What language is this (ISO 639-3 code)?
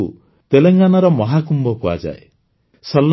ori